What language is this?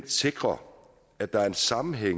Danish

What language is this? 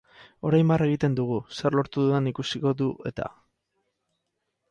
Basque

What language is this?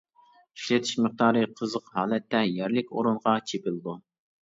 Uyghur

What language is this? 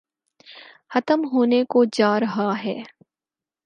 Urdu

